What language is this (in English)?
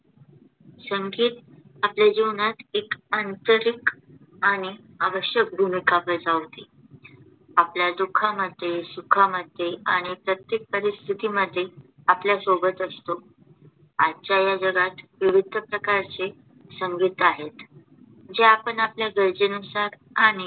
Marathi